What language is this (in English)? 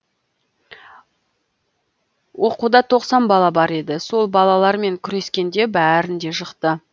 Kazakh